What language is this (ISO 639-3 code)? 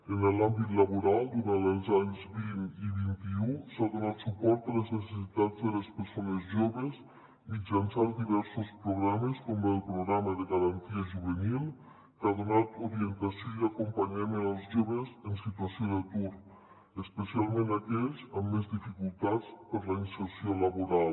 cat